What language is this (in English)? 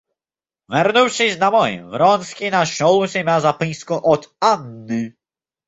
Russian